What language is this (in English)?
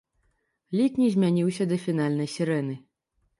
Belarusian